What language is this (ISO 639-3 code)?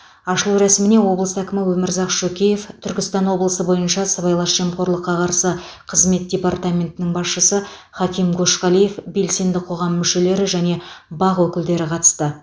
kaz